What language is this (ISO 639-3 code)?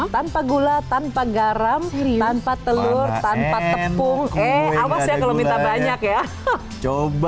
ind